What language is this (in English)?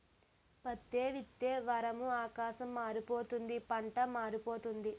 Telugu